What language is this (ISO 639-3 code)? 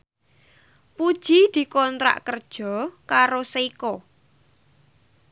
jav